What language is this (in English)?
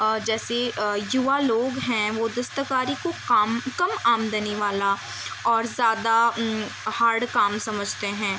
Urdu